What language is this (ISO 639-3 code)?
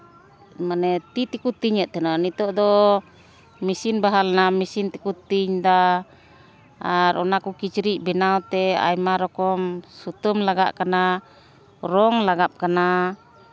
sat